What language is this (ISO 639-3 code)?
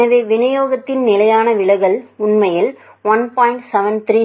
tam